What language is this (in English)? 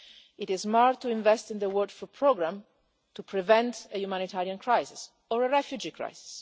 English